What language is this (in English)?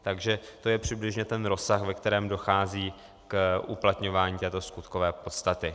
Czech